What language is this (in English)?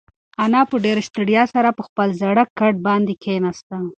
Pashto